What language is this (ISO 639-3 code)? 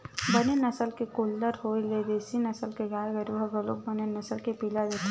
hne